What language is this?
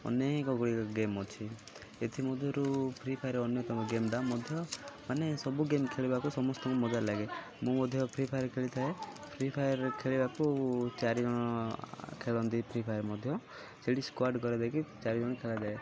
Odia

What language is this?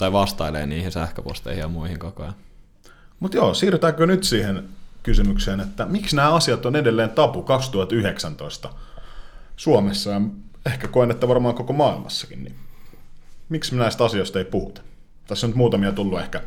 Finnish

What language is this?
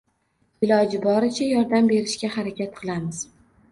Uzbek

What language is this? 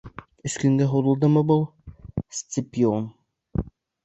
Bashkir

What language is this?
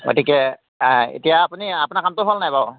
Assamese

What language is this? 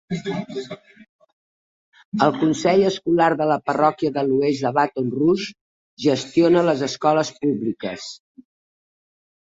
Catalan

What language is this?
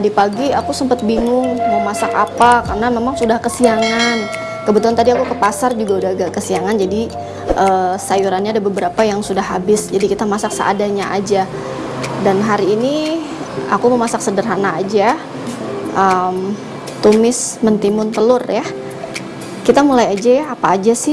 Indonesian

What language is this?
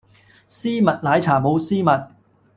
Cantonese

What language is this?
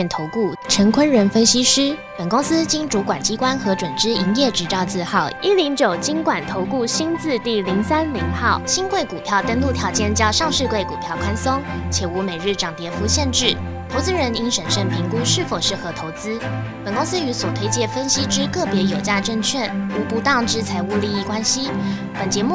Chinese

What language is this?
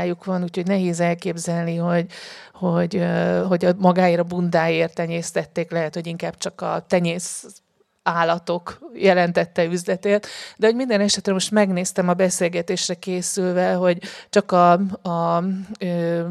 Hungarian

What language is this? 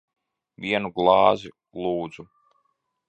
Latvian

